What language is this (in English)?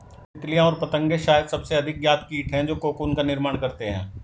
Hindi